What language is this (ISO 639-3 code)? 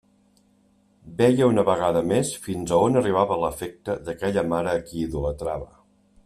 cat